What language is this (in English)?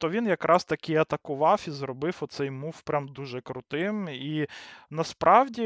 Ukrainian